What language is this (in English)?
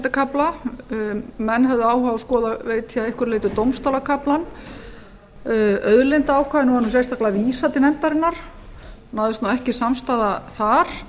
Icelandic